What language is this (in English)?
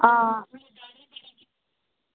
Dogri